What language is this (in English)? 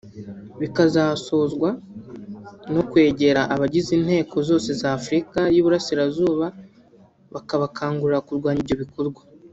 Kinyarwanda